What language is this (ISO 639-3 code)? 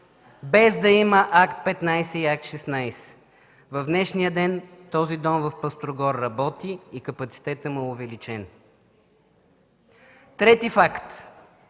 bul